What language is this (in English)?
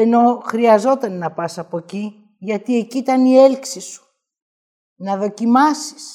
Greek